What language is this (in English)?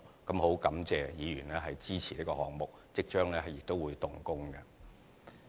Cantonese